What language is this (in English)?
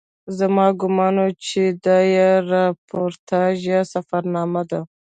Pashto